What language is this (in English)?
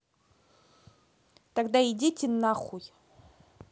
Russian